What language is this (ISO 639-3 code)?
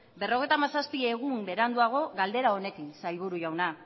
eus